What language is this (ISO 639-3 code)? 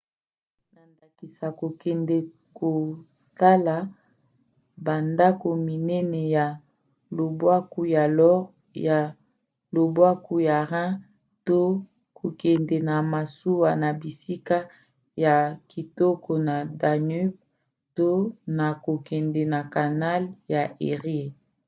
lin